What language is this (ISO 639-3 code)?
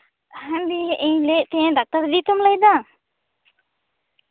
sat